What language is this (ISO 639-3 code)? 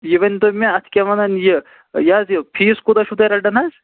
kas